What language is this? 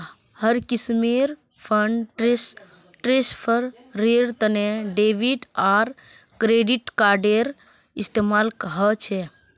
Magahi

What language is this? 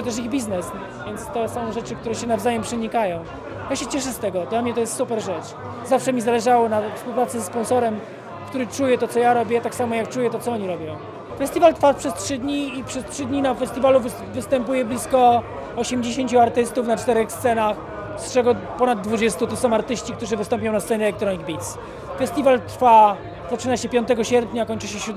Polish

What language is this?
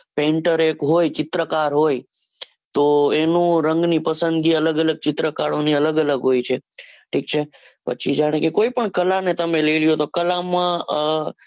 Gujarati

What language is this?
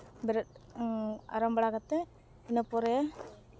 Santali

